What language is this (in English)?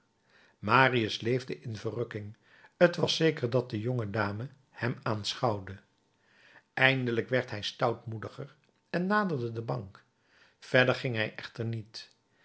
Dutch